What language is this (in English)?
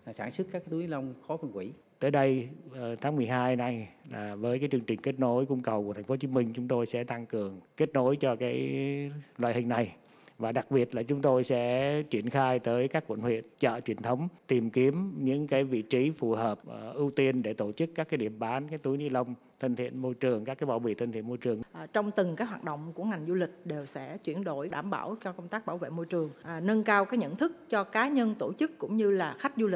Vietnamese